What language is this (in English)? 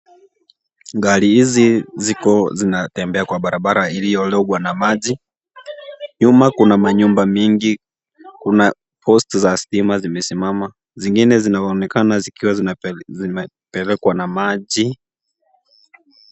Swahili